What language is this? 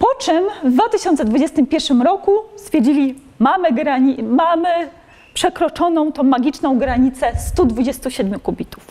Polish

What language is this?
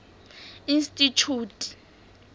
Southern Sotho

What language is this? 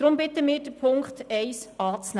Swiss German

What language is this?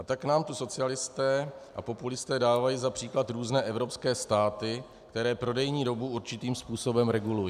Czech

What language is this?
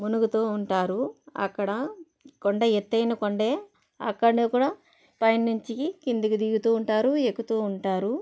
Telugu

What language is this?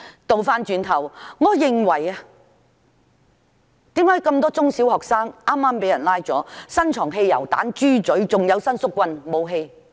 Cantonese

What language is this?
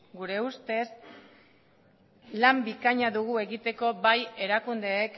Basque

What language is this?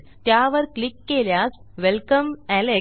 Marathi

